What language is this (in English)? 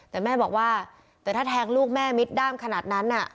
Thai